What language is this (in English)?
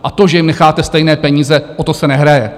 Czech